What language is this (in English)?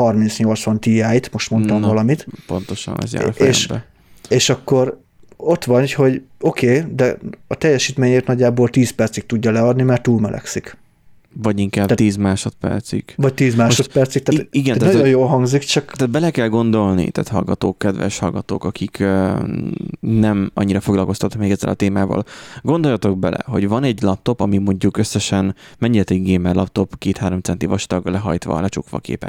Hungarian